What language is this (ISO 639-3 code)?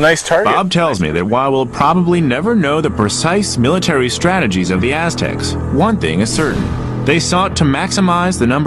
eng